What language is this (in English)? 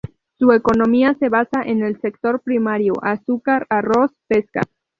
Spanish